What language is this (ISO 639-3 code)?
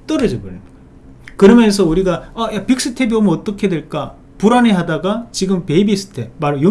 kor